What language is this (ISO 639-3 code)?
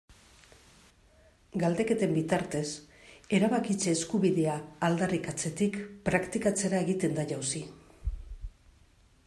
eus